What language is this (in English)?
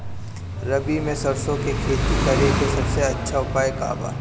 Bhojpuri